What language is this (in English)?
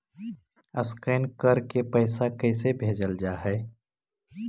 Magahi